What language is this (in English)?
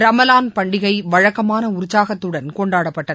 Tamil